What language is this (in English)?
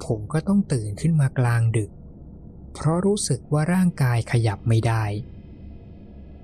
Thai